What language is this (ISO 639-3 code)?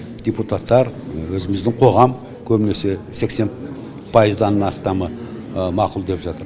kaz